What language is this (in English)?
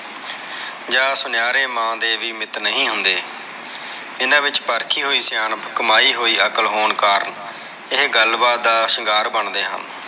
Punjabi